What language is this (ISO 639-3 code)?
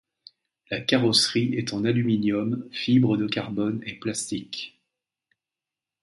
fra